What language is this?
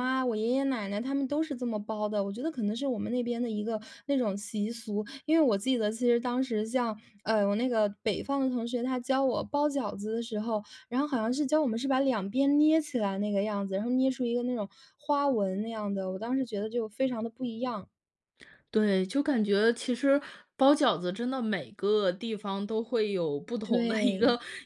Chinese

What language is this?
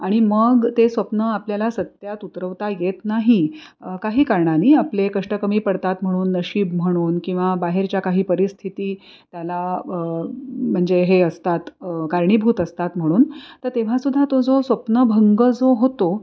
Marathi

